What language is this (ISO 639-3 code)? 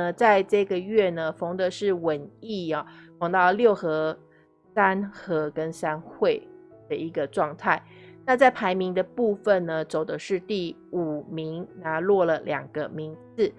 zho